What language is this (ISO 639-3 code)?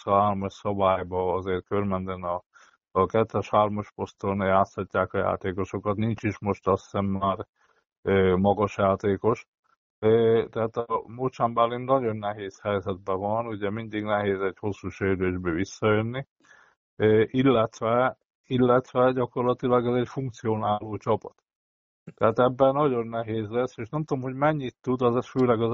hun